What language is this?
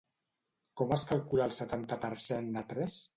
Catalan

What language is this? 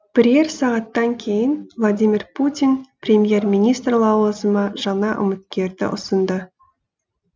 Kazakh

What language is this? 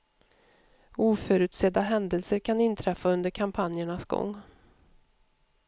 Swedish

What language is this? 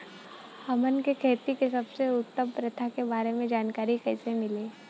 Bhojpuri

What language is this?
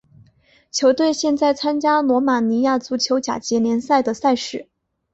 Chinese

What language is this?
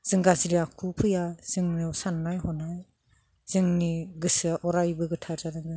Bodo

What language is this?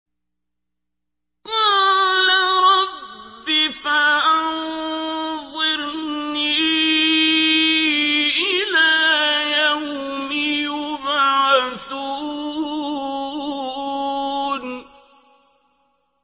Arabic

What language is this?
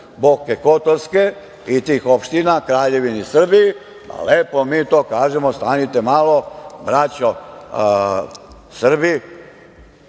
Serbian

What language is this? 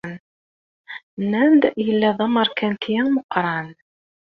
Kabyle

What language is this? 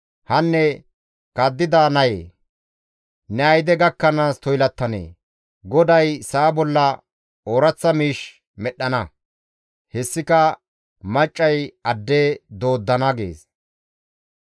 Gamo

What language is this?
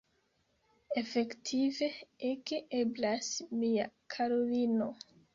Esperanto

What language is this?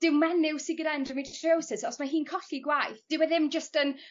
Welsh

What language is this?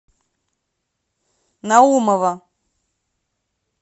Russian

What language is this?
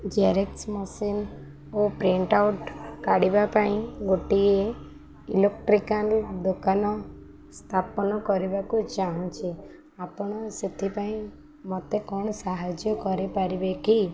Odia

